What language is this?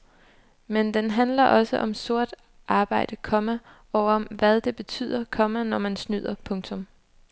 Danish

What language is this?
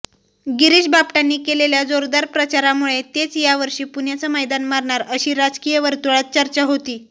Marathi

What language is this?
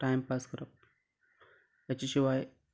Konkani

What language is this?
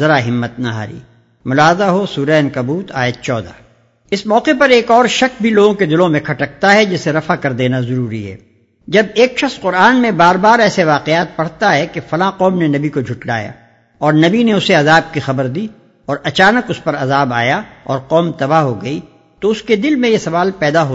Urdu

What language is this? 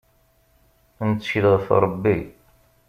Kabyle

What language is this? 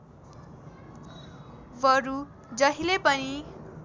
Nepali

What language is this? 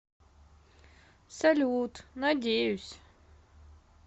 Russian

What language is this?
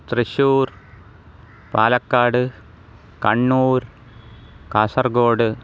Sanskrit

